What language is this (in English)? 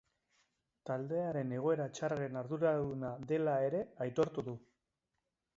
Basque